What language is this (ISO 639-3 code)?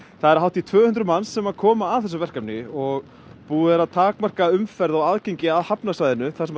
isl